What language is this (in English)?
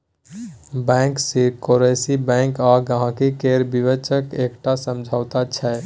Maithili